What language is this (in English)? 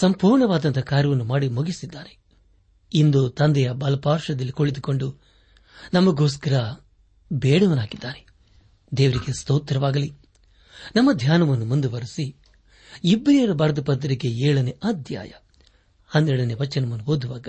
Kannada